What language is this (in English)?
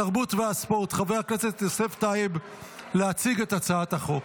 Hebrew